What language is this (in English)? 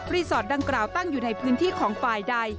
Thai